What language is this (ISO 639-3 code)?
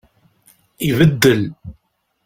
kab